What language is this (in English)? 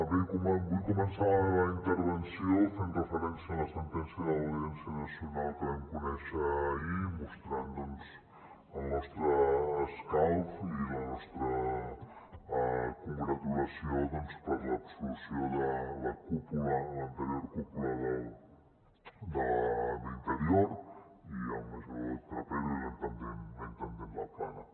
Catalan